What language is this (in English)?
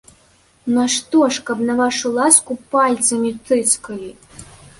Belarusian